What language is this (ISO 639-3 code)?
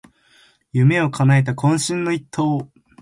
jpn